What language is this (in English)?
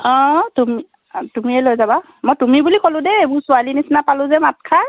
Assamese